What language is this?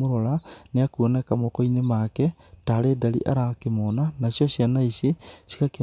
Kikuyu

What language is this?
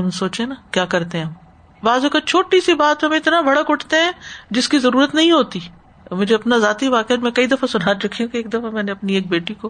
Urdu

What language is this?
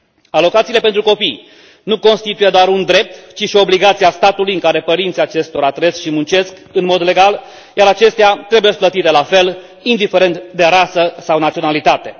Romanian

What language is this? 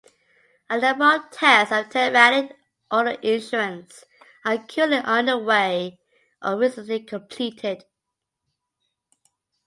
English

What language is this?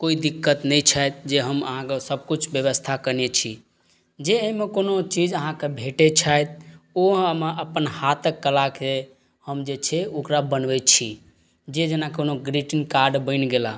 Maithili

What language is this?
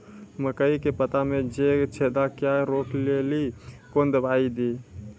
Maithili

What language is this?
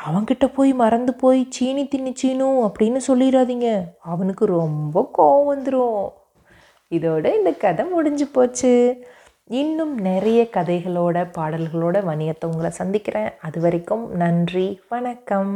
Tamil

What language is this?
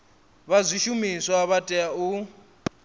Venda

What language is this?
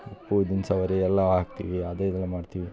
Kannada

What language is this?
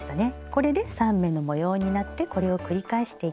Japanese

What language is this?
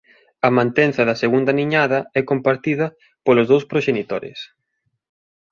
Galician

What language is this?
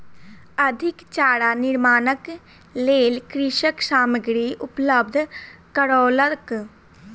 Maithili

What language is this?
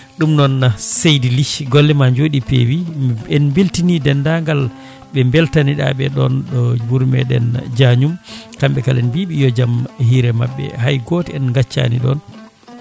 Fula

